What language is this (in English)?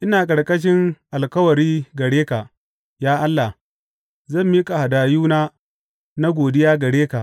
Hausa